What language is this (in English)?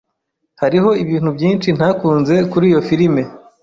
Kinyarwanda